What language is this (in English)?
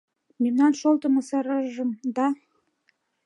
Mari